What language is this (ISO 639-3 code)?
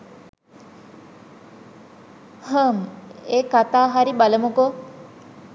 sin